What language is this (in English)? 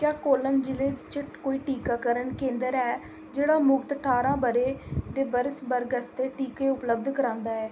Dogri